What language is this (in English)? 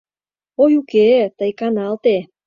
Mari